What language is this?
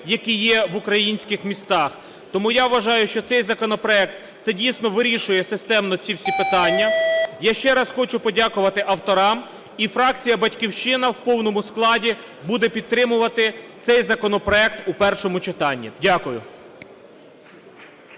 Ukrainian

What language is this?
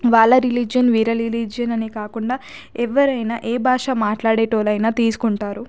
Telugu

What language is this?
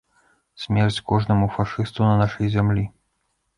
Belarusian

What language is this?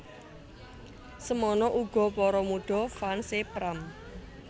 Javanese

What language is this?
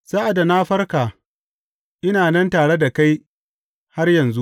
Hausa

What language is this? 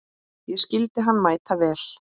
Icelandic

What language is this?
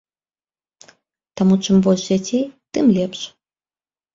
Belarusian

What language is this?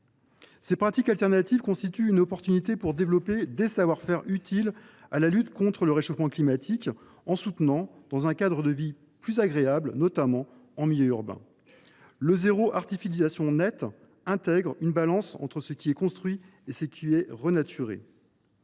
French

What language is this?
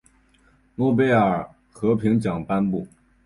Chinese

